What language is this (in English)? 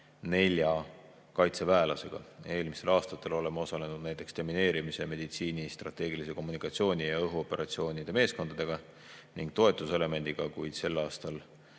Estonian